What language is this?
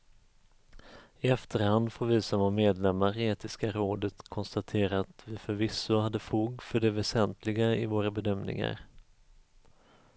Swedish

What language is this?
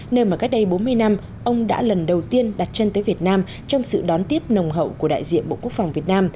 Vietnamese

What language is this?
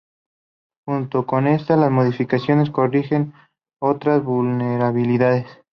Spanish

